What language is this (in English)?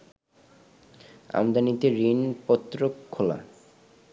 Bangla